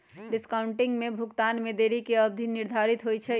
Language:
Magahi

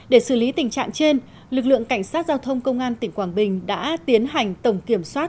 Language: Vietnamese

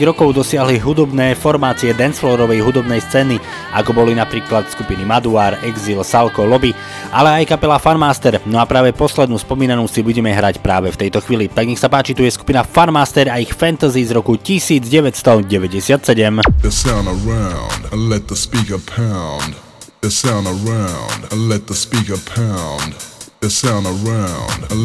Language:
Slovak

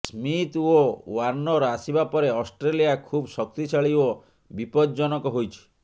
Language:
Odia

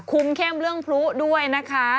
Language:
Thai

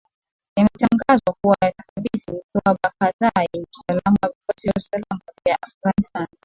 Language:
Swahili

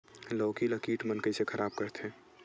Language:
Chhattisgarhi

